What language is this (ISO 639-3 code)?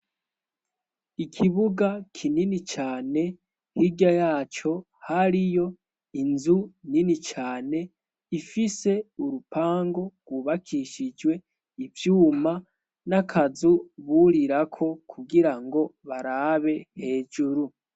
run